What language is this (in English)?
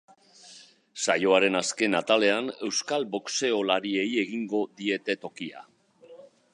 Basque